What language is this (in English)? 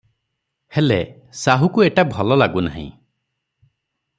Odia